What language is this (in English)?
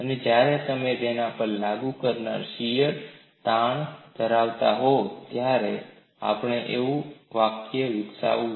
Gujarati